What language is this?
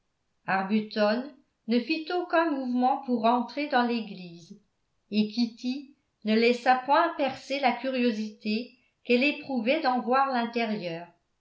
French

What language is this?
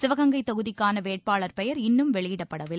Tamil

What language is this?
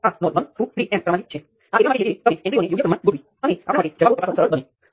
Gujarati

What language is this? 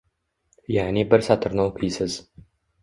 Uzbek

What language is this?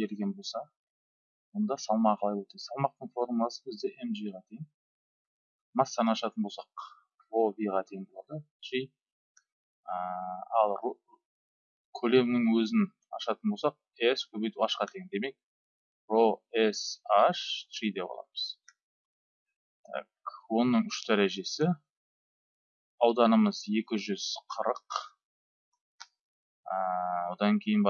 Turkish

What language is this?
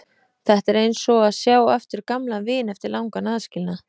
Icelandic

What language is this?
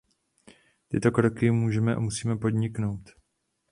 Czech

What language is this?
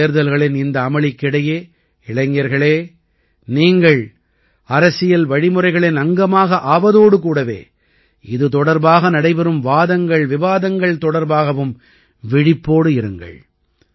Tamil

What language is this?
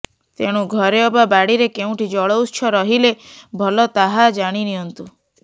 Odia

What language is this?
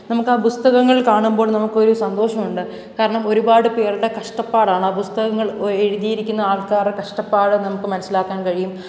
Malayalam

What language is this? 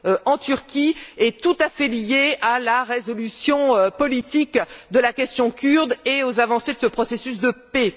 French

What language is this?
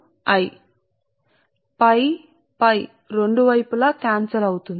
Telugu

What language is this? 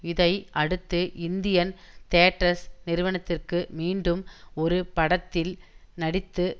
Tamil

